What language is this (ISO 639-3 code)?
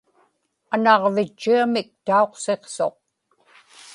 ipk